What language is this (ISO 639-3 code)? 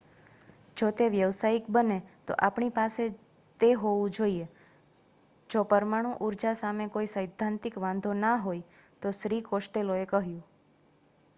guj